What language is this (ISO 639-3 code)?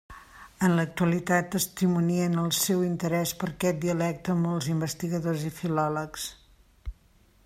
cat